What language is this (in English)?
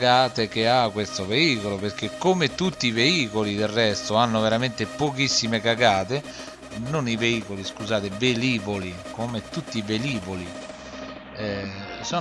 Italian